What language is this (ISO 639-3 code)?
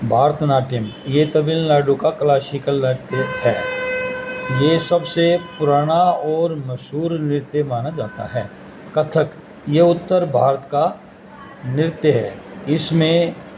urd